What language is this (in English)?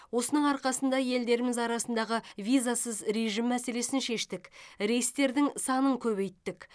Kazakh